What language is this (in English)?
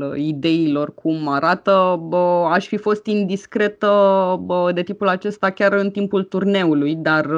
Romanian